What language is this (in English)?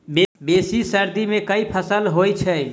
Maithili